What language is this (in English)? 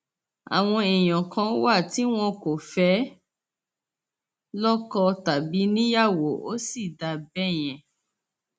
Yoruba